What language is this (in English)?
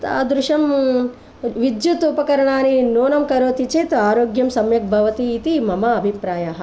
Sanskrit